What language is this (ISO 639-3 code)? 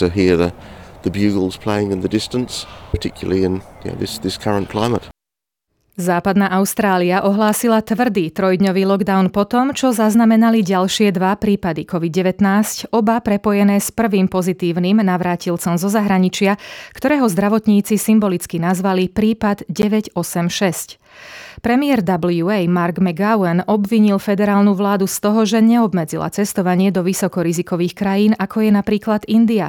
slk